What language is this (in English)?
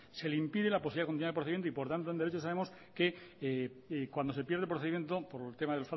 Spanish